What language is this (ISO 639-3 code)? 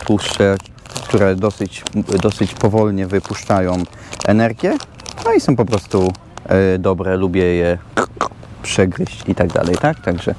pol